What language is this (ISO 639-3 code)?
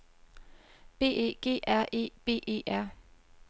dan